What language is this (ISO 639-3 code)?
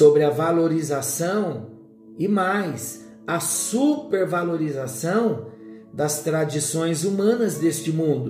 por